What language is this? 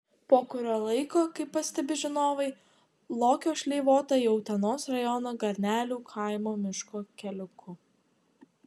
Lithuanian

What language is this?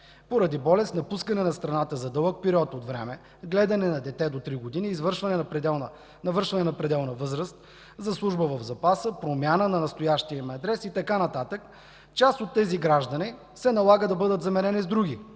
Bulgarian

